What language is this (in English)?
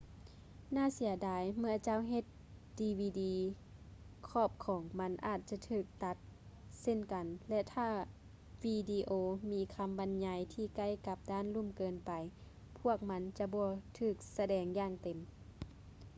Lao